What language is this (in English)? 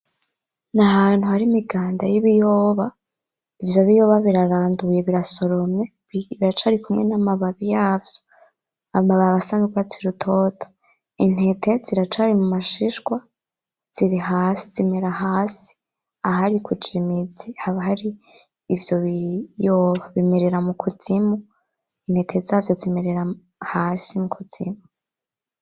Rundi